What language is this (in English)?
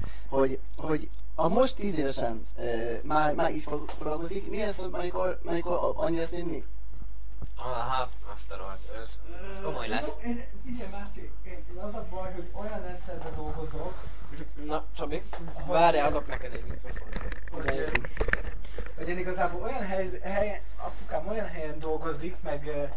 Hungarian